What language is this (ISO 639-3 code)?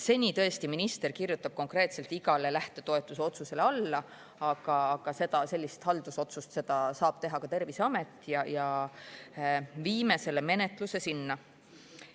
est